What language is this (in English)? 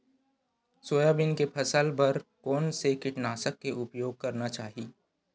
Chhattisgarhi